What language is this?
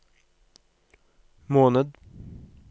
Norwegian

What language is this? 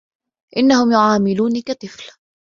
Arabic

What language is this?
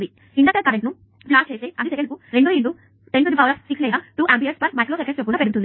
Telugu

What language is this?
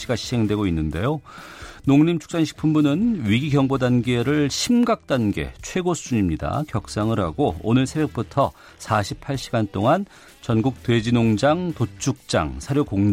Korean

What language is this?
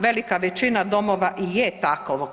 Croatian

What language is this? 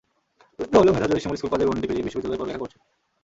Bangla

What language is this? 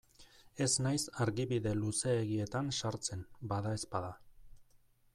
Basque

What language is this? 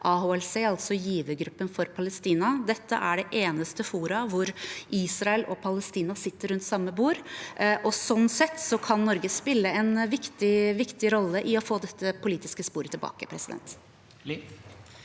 Norwegian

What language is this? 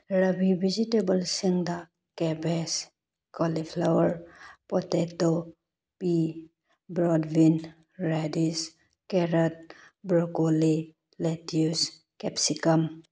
Manipuri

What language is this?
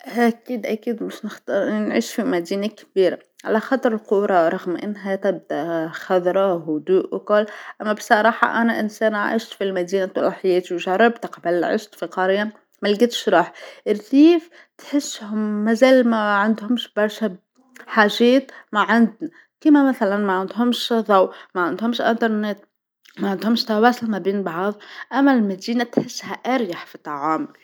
Tunisian Arabic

